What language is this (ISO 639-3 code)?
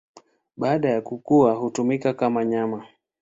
swa